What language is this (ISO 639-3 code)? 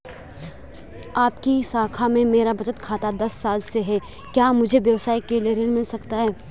hin